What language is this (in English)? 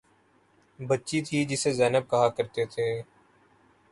Urdu